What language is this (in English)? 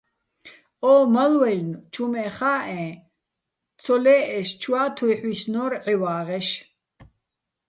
Bats